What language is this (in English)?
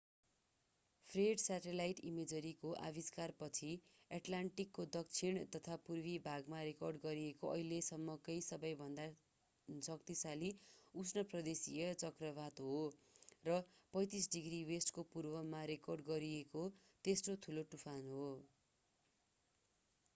Nepali